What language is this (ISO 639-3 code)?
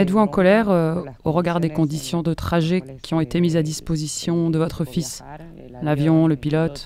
fra